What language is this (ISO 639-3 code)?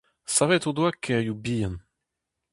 bre